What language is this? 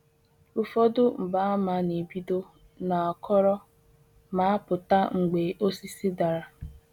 Igbo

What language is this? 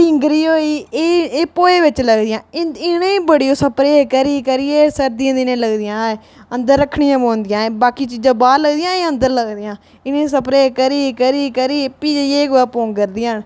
Dogri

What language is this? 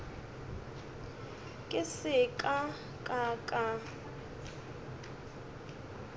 Northern Sotho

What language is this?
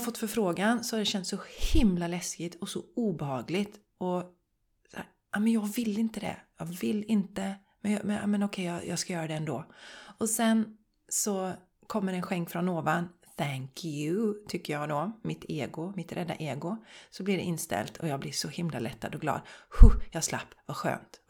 Swedish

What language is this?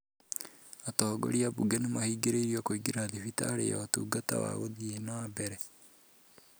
Kikuyu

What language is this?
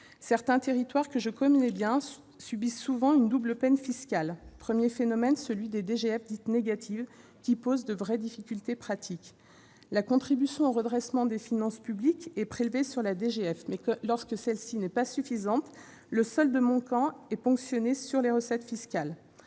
French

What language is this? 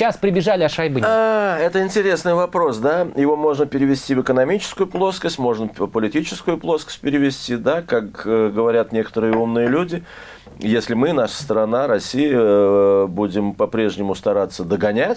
Russian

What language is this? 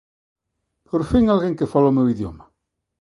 Galician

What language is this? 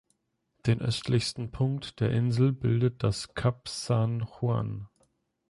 German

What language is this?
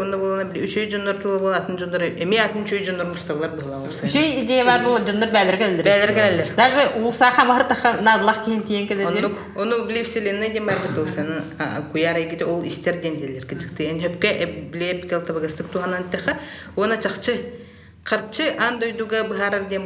Russian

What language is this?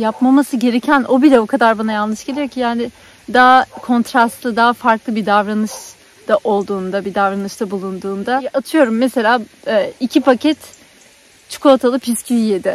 Turkish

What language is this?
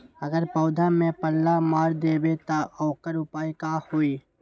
Magahi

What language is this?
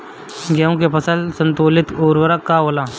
Bhojpuri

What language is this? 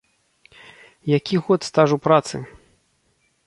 Belarusian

